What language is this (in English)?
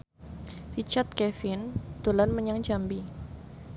Javanese